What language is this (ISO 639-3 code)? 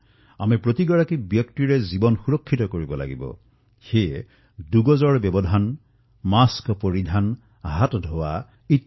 asm